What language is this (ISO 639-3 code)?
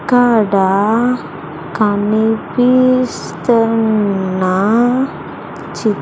tel